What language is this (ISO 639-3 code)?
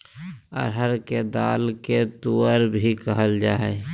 mag